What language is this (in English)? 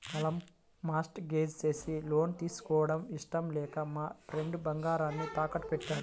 Telugu